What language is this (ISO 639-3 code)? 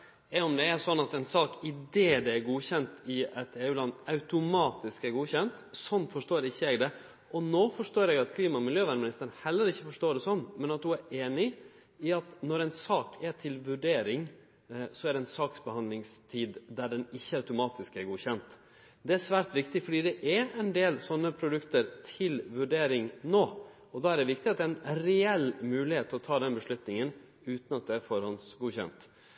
nno